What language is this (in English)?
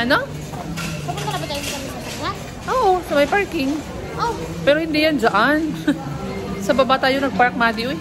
Filipino